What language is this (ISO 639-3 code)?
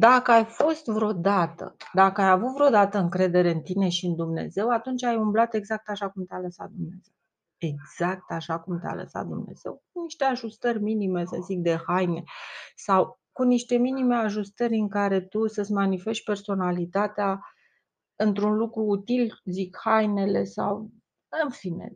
ron